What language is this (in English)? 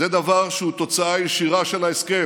Hebrew